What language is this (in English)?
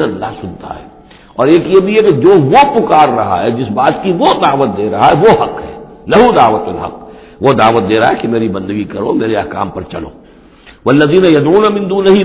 Urdu